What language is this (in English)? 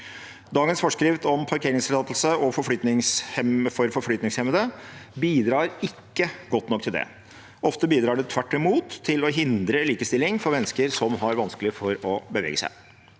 Norwegian